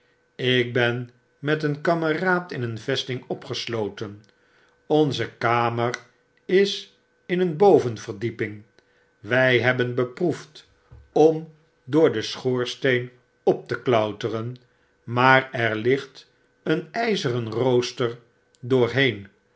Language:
Dutch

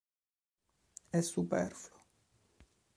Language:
Italian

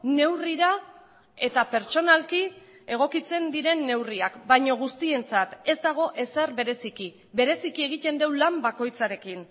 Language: Basque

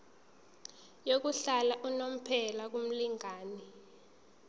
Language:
Zulu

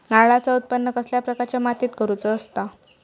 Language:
Marathi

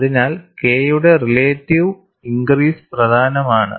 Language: Malayalam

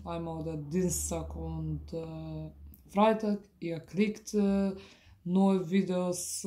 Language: German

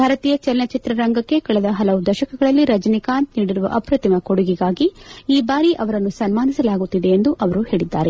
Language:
Kannada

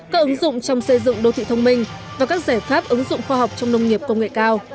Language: Vietnamese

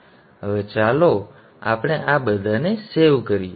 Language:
Gujarati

